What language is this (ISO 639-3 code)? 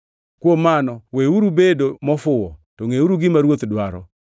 luo